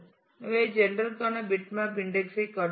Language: Tamil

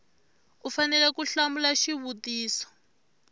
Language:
Tsonga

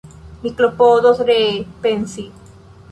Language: Esperanto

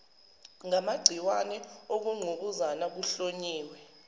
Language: Zulu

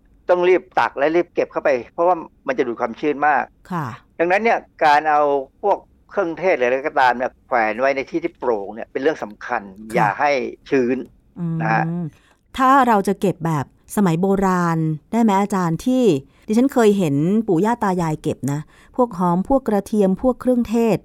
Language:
Thai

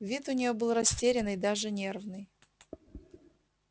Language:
Russian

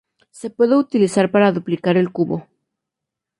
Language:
Spanish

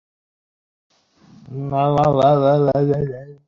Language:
Bangla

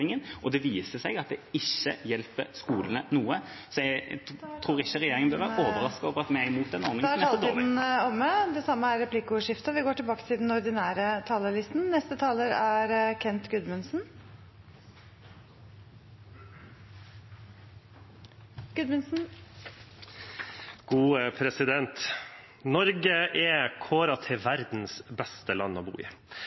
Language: Norwegian Bokmål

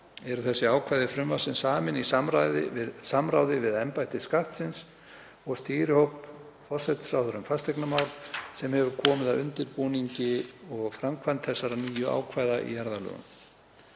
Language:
Icelandic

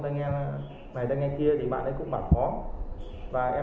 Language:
Vietnamese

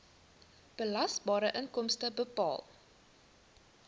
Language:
Afrikaans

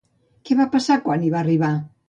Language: Catalan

